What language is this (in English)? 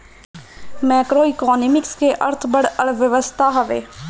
Bhojpuri